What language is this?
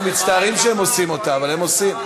Hebrew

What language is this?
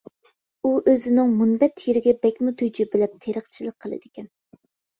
Uyghur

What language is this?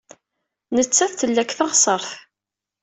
Kabyle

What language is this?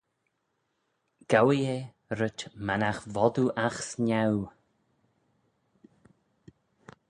Manx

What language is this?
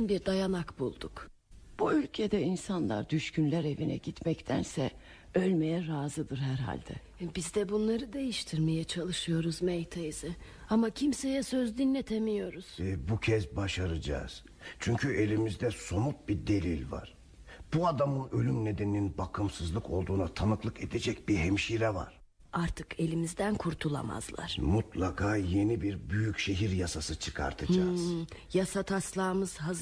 Turkish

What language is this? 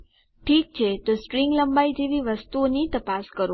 Gujarati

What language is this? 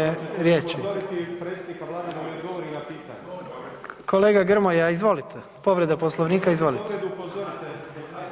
Croatian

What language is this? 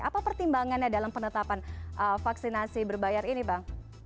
Indonesian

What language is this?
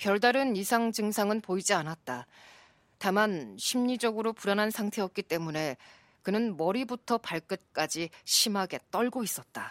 Korean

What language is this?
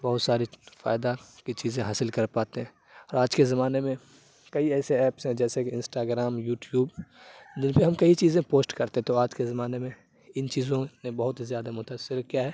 Urdu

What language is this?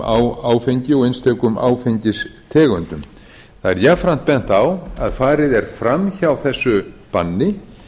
Icelandic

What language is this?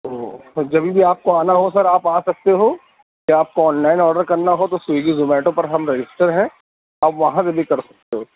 Urdu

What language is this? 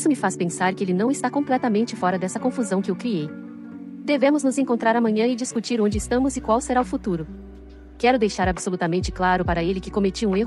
Portuguese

